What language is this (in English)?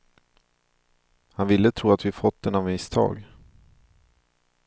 Swedish